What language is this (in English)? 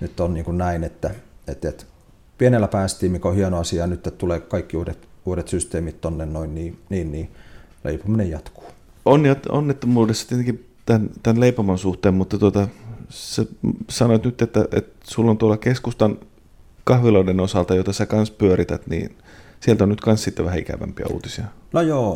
Finnish